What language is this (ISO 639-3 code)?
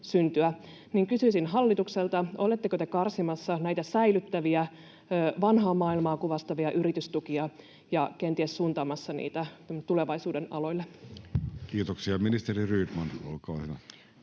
fin